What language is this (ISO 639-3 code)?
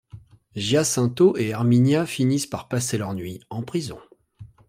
fra